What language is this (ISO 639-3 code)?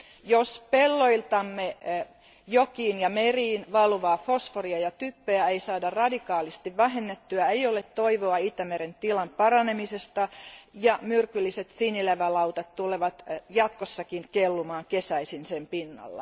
fin